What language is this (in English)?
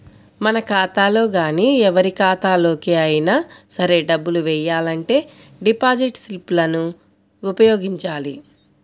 Telugu